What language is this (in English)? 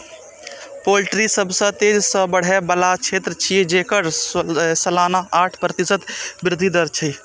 Maithili